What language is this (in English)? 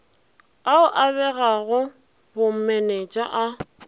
Northern Sotho